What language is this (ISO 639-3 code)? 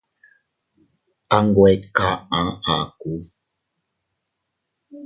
cut